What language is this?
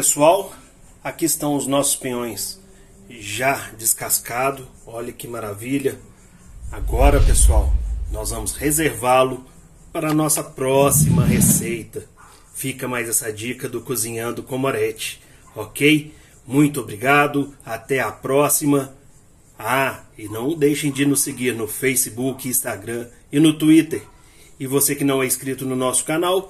Portuguese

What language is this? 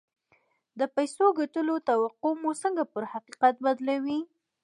Pashto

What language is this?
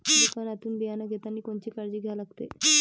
Marathi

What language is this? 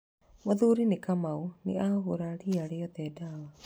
Kikuyu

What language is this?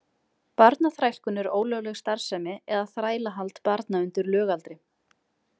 Icelandic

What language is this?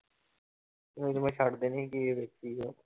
Punjabi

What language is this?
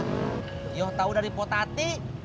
Indonesian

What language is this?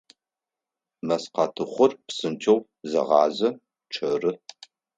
Adyghe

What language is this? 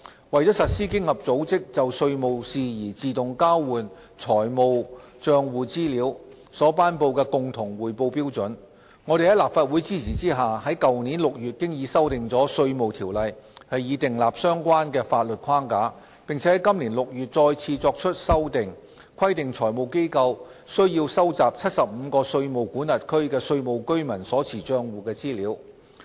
Cantonese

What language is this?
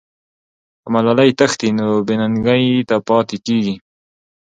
Pashto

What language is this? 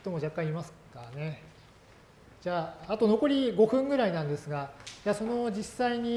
Japanese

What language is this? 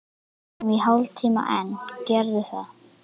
Icelandic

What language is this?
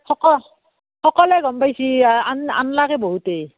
Assamese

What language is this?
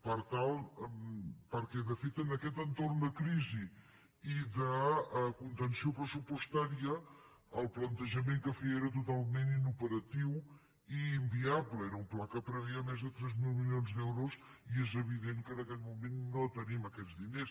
Catalan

